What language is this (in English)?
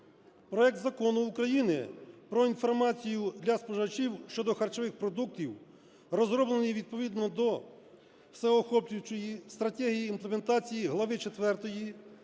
Ukrainian